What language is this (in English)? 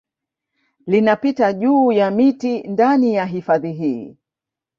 Swahili